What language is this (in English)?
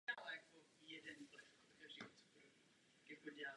Czech